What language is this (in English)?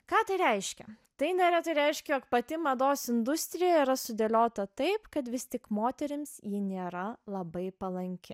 Lithuanian